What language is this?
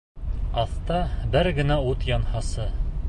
Bashkir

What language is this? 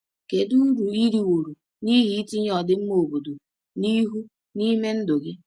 Igbo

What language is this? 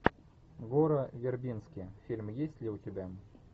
Russian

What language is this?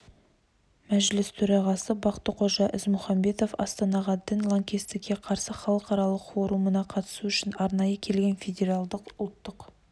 Kazakh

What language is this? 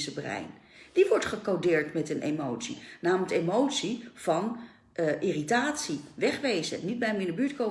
Dutch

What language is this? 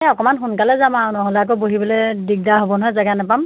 Assamese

